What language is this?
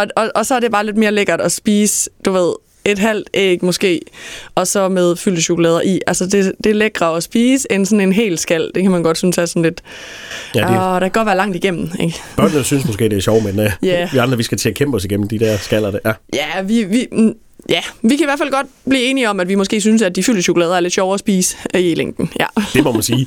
Danish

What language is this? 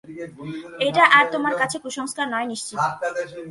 Bangla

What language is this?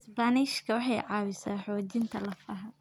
Somali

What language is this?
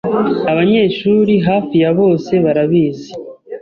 Kinyarwanda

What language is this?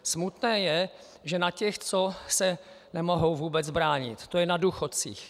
Czech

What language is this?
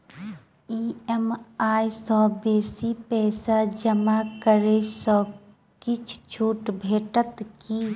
Maithili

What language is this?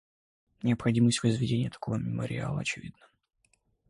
Russian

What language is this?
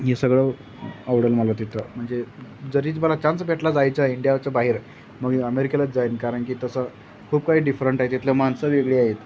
Marathi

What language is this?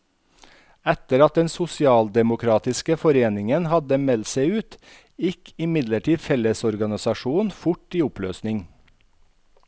Norwegian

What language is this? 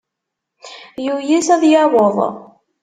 Kabyle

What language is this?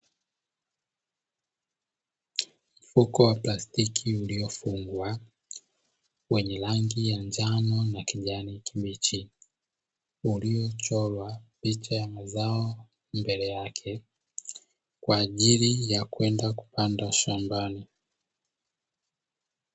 Swahili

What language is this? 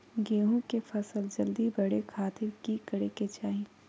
Magahi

